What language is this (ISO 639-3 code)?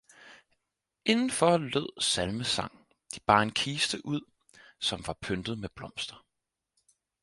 dan